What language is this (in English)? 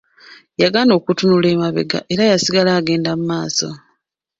Ganda